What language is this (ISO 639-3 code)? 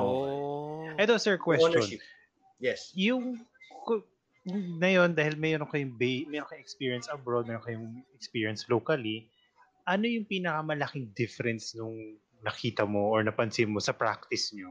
fil